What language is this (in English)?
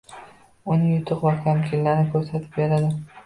Uzbek